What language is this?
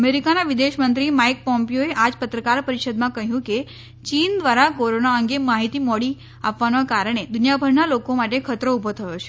Gujarati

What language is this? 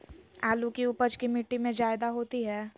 Magahi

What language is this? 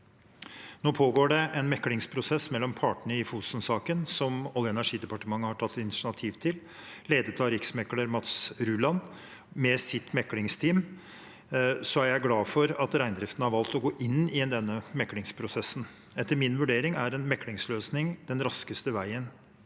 Norwegian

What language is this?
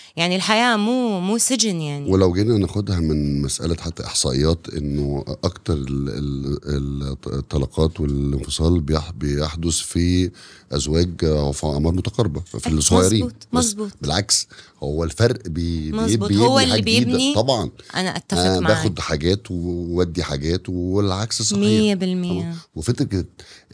Arabic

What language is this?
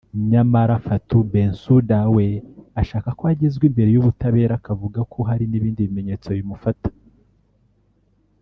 Kinyarwanda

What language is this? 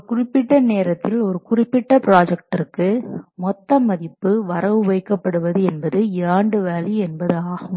Tamil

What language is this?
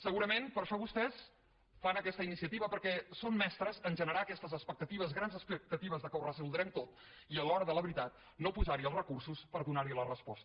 Catalan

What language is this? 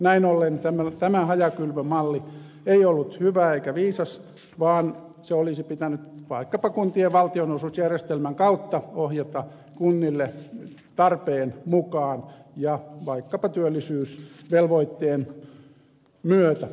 Finnish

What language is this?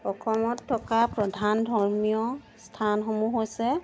Assamese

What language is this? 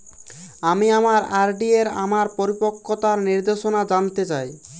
Bangla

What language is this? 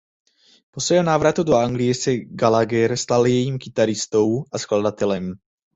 Czech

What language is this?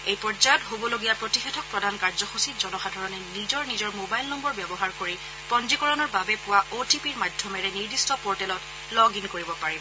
Assamese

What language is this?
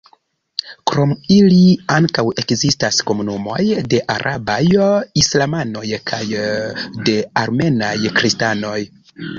Esperanto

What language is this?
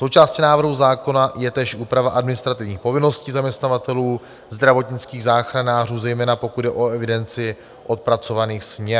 Czech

